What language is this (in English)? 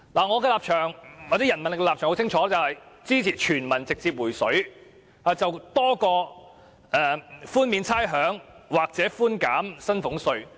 Cantonese